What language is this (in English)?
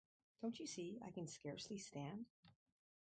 English